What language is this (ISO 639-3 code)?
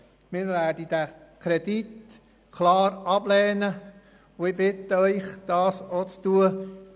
gsw